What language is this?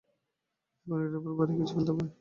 Bangla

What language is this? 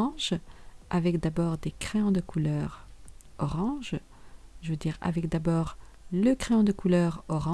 French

